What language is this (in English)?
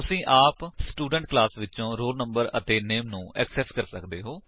Punjabi